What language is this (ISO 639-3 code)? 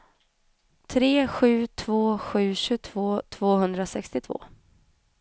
swe